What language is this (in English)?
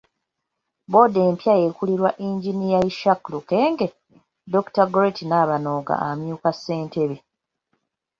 Ganda